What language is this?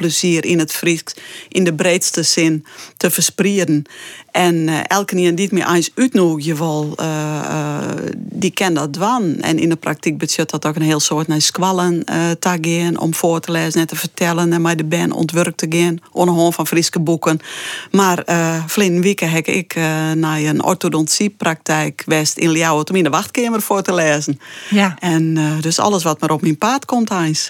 Dutch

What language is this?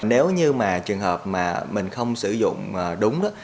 Vietnamese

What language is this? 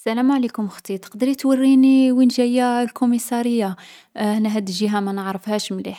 Algerian Arabic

